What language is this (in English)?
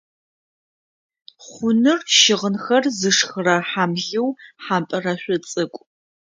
Adyghe